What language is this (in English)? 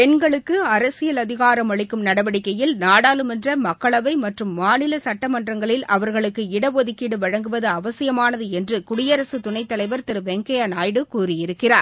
Tamil